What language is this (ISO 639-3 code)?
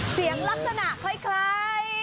tha